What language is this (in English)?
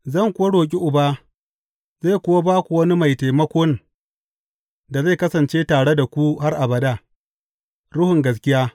Hausa